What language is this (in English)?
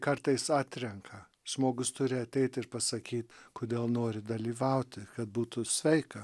Lithuanian